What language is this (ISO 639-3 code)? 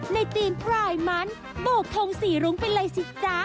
tha